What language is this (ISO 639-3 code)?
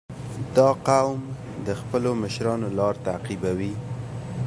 pus